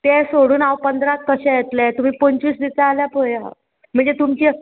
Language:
Konkani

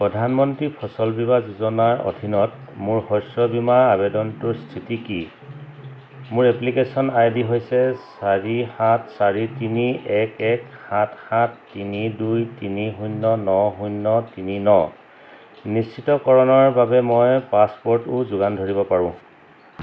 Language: Assamese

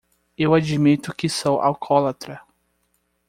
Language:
Portuguese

